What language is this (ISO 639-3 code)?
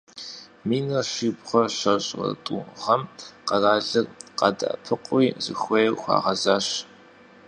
kbd